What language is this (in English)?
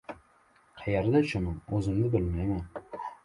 Uzbek